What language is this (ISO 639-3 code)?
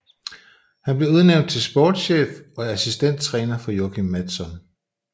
dan